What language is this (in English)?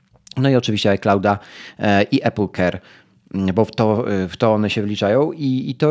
Polish